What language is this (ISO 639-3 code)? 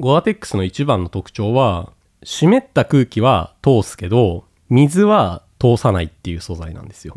jpn